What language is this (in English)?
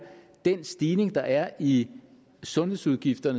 Danish